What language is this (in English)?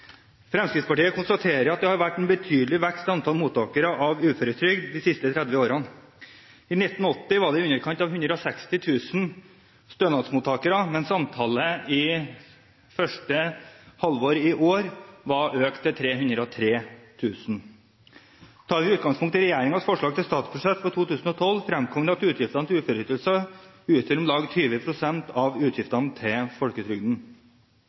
Norwegian Bokmål